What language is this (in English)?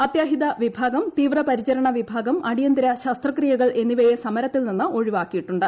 Malayalam